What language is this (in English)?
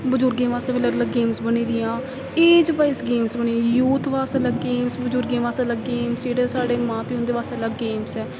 Dogri